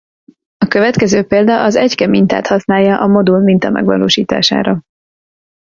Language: Hungarian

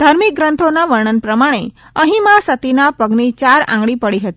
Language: Gujarati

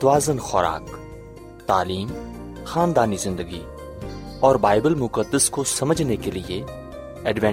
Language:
Urdu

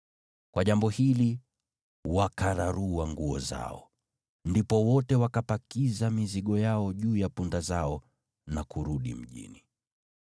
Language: Swahili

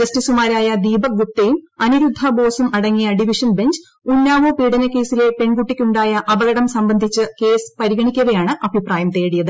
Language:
Malayalam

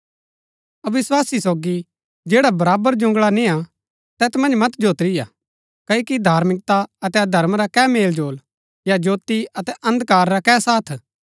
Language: Gaddi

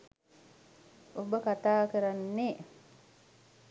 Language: Sinhala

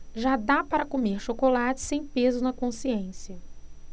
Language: Portuguese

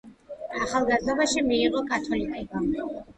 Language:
Georgian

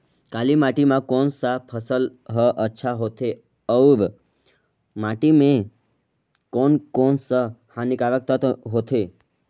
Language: Chhattisgarhi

